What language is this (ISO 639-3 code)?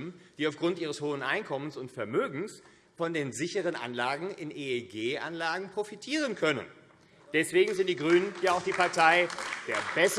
deu